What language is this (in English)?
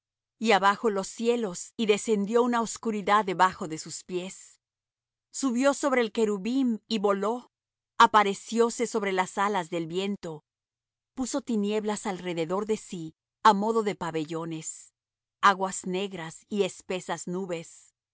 Spanish